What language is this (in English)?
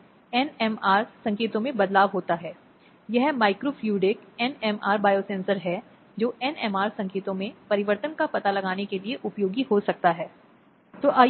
Hindi